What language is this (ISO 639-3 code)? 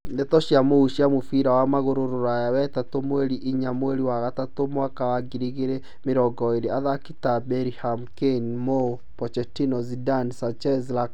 kik